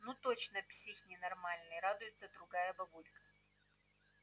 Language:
Russian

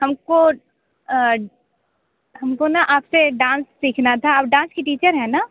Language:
Hindi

